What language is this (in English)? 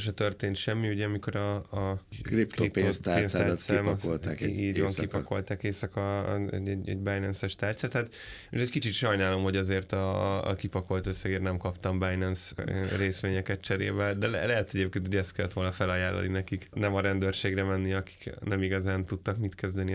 Hungarian